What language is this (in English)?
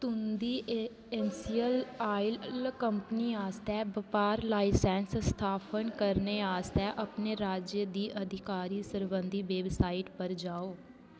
Dogri